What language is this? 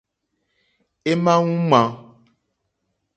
Mokpwe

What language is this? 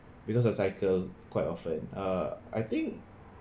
English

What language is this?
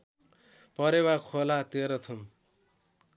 Nepali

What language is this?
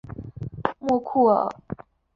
Chinese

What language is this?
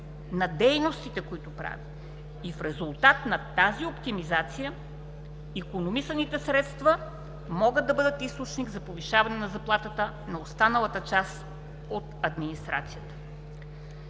Bulgarian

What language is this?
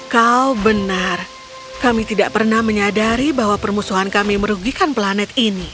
Indonesian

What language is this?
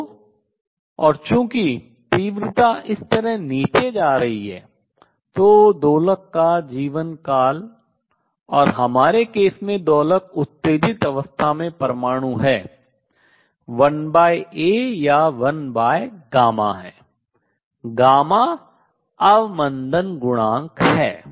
Hindi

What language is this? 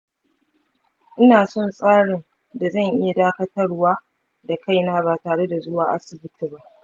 Hausa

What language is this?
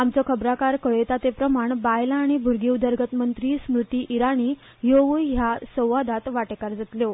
Konkani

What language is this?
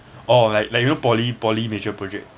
English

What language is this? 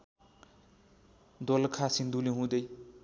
Nepali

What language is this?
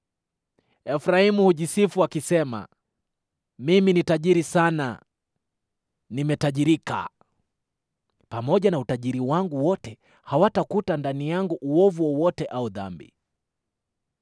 Swahili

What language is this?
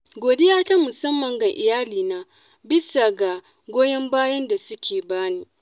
Hausa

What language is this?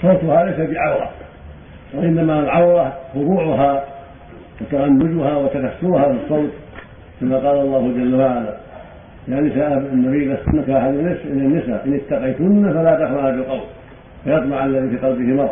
Arabic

